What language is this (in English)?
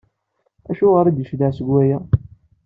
Kabyle